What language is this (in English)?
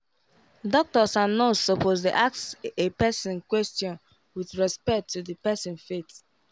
Nigerian Pidgin